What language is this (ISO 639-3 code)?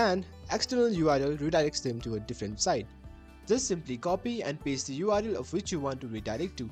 eng